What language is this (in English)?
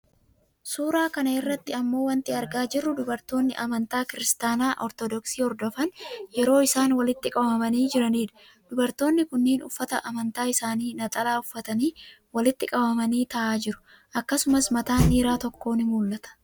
Oromo